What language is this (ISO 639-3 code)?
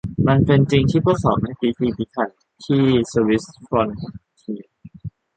tha